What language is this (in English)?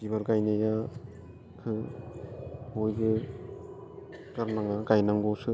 Bodo